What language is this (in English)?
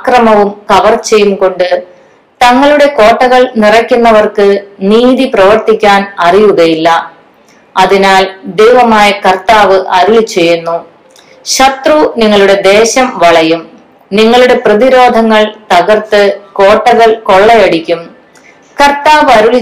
Malayalam